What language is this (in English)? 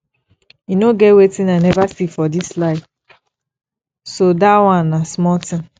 Nigerian Pidgin